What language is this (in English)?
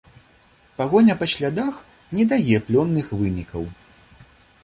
Belarusian